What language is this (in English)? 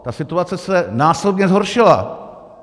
Czech